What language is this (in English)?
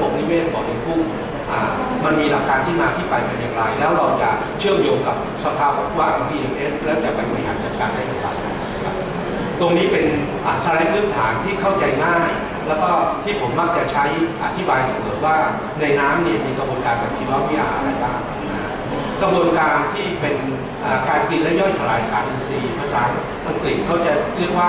Thai